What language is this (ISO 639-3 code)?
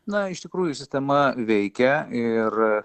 lit